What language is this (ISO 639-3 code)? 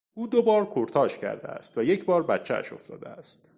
fas